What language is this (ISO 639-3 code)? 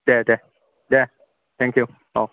brx